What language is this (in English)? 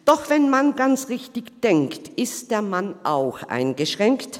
Swiss German